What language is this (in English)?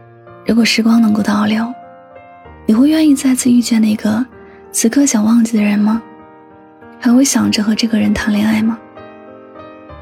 Chinese